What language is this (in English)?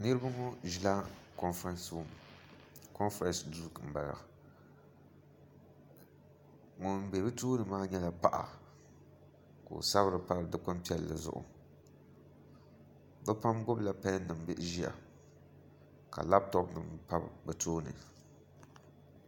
Dagbani